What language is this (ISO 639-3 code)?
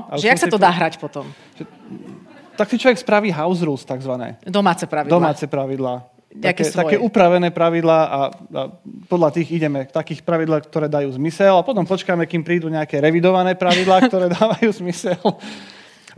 slk